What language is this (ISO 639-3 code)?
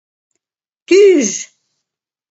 chm